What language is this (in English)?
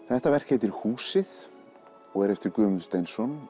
Icelandic